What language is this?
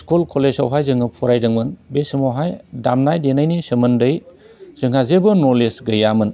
Bodo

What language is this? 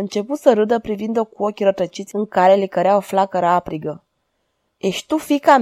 Romanian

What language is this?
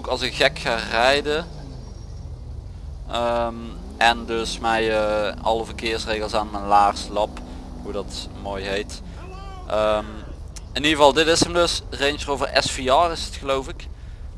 Dutch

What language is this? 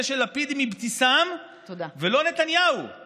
Hebrew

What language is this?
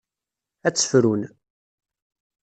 Kabyle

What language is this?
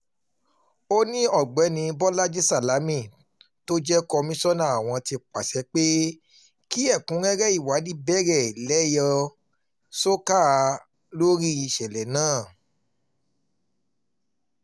Yoruba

